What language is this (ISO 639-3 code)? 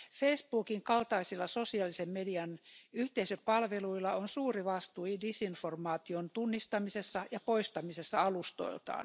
fin